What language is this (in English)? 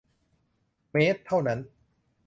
Thai